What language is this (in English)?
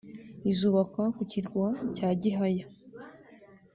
Kinyarwanda